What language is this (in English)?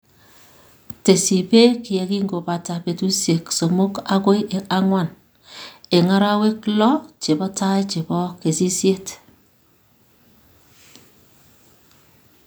Kalenjin